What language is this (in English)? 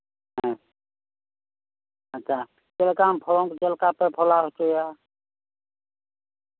Santali